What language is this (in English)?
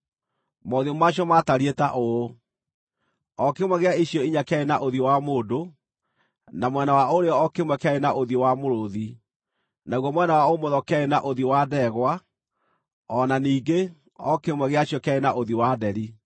Kikuyu